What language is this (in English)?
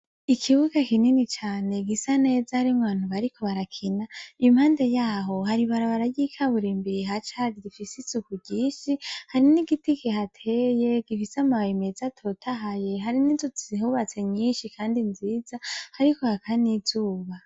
Rundi